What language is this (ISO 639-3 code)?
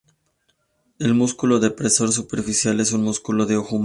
spa